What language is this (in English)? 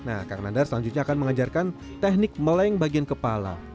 Indonesian